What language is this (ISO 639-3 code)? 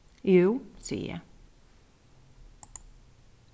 fao